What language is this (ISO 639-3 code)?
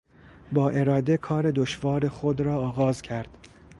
fas